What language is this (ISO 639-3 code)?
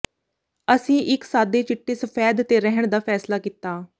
pan